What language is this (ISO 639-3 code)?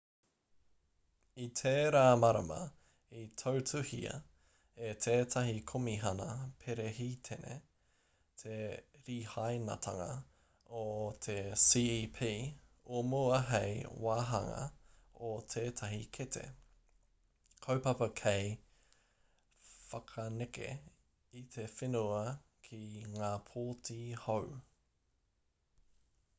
mri